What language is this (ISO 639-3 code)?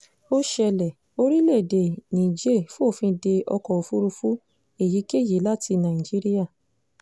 yor